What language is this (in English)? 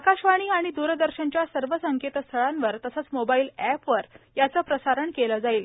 Marathi